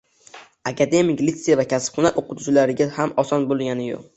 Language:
Uzbek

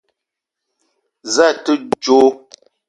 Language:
Eton (Cameroon)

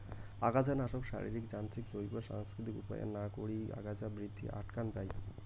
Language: Bangla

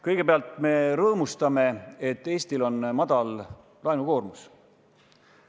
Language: Estonian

